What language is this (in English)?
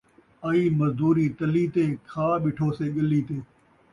Saraiki